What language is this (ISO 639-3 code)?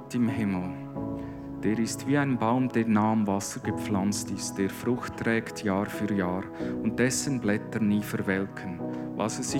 deu